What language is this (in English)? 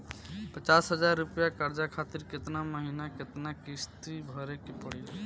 Bhojpuri